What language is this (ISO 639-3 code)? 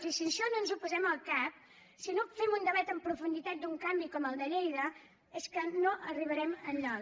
cat